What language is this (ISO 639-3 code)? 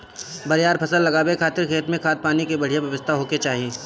bho